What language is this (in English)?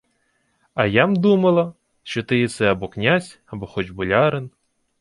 Ukrainian